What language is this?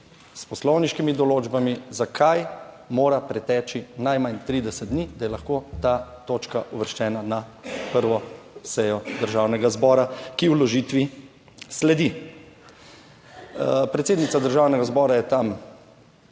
Slovenian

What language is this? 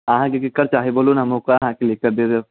Maithili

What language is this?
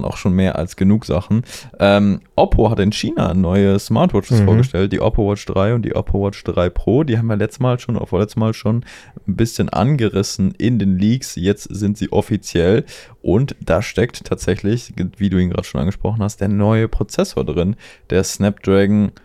German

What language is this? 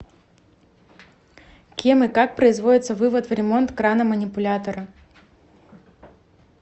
Russian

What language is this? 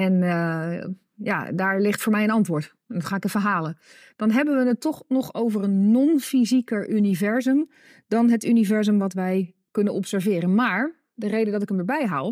Dutch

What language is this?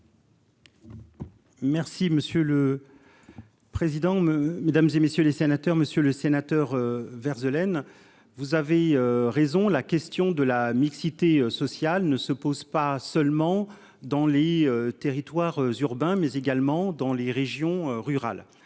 French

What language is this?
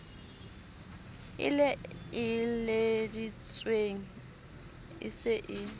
Southern Sotho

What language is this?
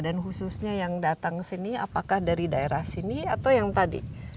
Indonesian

